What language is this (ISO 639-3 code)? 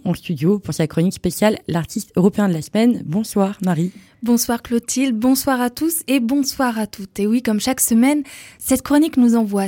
fra